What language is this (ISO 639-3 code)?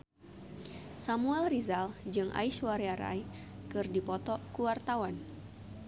sun